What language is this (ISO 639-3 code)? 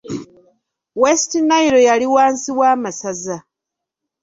lug